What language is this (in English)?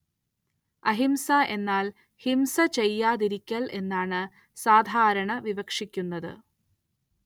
Malayalam